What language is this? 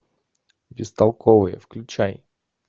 Russian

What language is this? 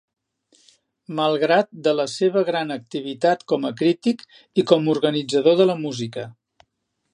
Catalan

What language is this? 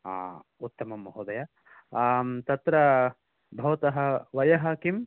Sanskrit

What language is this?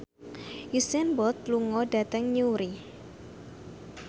Javanese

